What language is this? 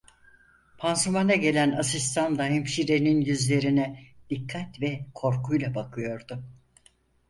Turkish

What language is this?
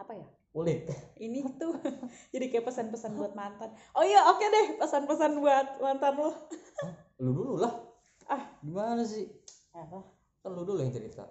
Indonesian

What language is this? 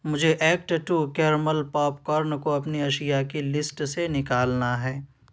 Urdu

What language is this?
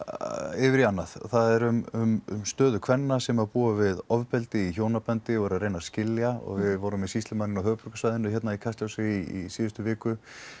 Icelandic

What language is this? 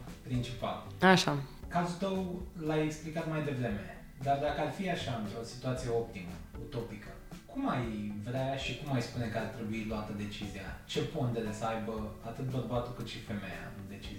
Romanian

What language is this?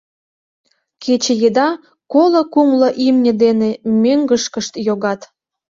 Mari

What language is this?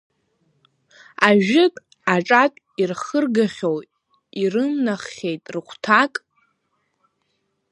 Abkhazian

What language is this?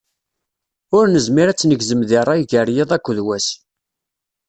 Kabyle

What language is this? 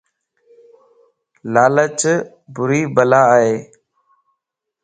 Lasi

